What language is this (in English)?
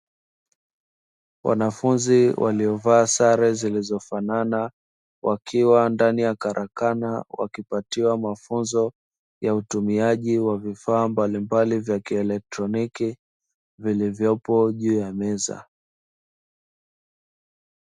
Swahili